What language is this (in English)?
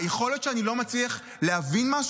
Hebrew